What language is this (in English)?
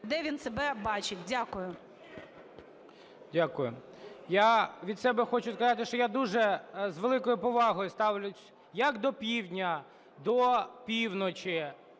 Ukrainian